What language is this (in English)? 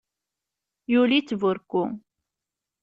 Kabyle